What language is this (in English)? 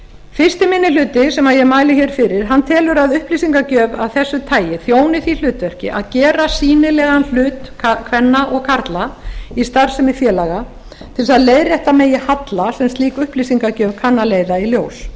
Icelandic